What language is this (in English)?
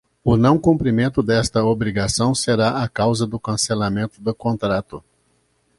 Portuguese